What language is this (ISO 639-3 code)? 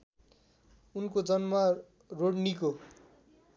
nep